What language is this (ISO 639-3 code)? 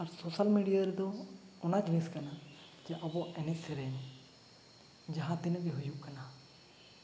sat